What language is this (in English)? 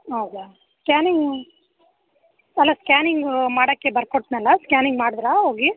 Kannada